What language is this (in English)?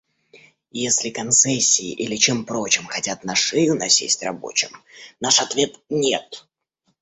Russian